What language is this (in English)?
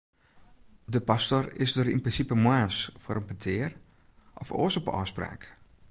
Western Frisian